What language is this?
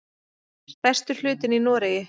Icelandic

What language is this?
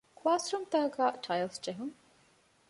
Divehi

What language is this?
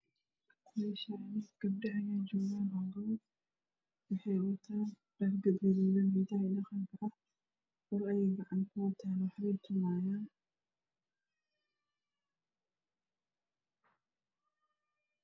Somali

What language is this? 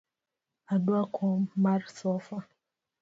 Luo (Kenya and Tanzania)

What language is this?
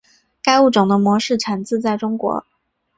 Chinese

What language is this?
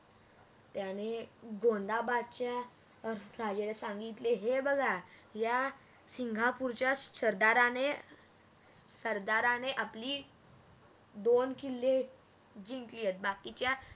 Marathi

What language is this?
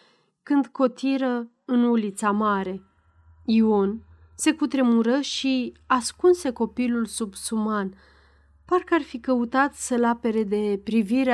Romanian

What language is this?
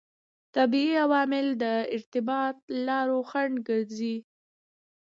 Pashto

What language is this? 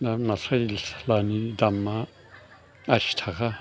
Bodo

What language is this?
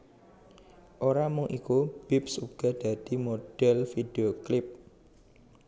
Javanese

